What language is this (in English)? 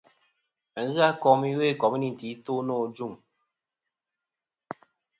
Kom